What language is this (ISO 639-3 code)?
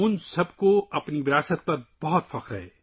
urd